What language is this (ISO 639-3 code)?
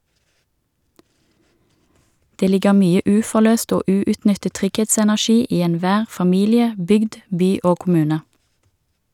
nor